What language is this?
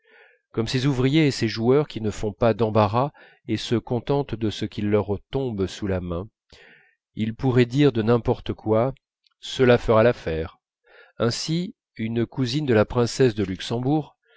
French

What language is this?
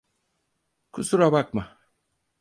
Turkish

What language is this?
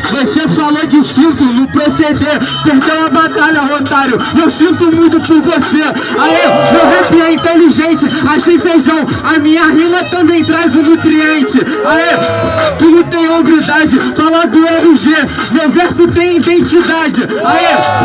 Portuguese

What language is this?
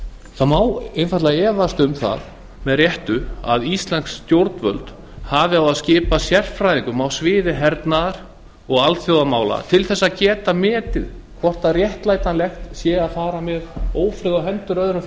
Icelandic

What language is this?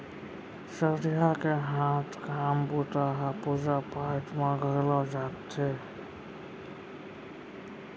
Chhattisgarhi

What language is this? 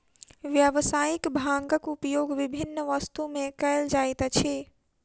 Maithili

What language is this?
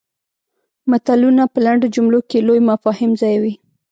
Pashto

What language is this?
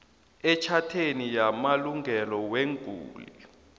South Ndebele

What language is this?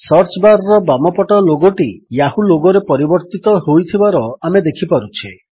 Odia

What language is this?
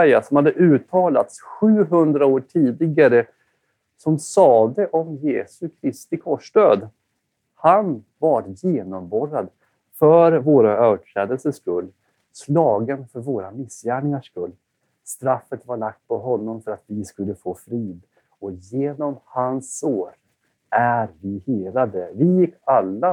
Swedish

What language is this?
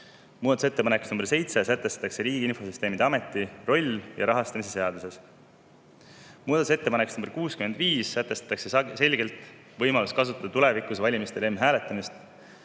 Estonian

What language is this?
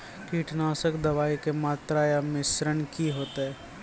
Maithili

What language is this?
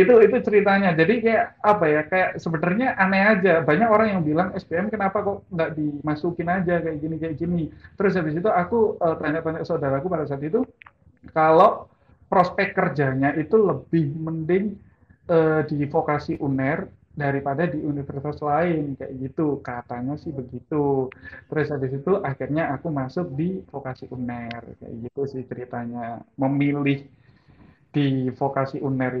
Indonesian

